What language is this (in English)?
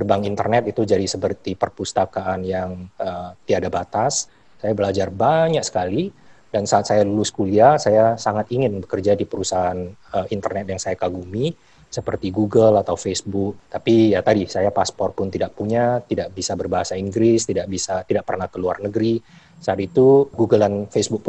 Indonesian